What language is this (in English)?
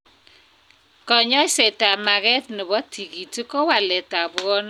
Kalenjin